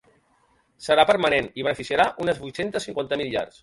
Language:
Catalan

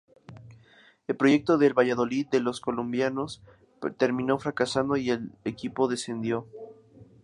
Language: Spanish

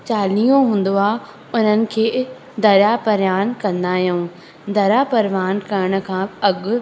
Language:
Sindhi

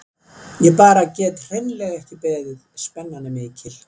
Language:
Icelandic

